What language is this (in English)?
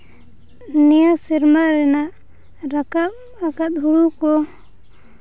Santali